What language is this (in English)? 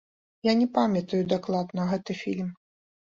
Belarusian